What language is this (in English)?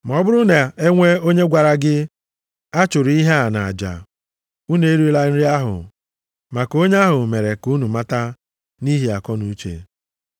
Igbo